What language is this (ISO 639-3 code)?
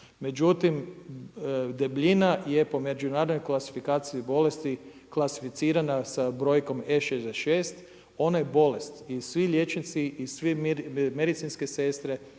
hrv